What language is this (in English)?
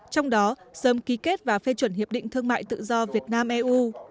Vietnamese